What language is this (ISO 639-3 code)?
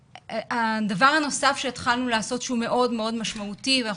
heb